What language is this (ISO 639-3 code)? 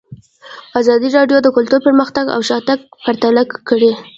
pus